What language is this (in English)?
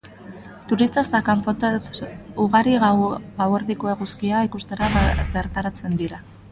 Basque